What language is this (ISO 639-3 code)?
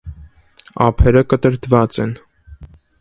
hye